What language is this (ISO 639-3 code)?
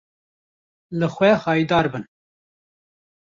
kur